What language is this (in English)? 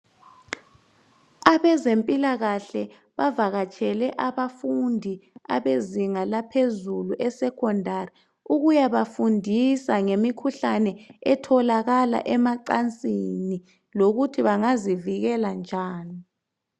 North Ndebele